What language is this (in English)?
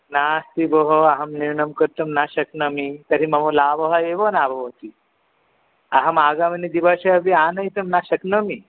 Sanskrit